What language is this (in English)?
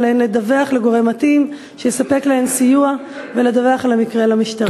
Hebrew